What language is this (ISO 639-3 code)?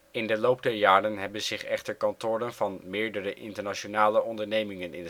nld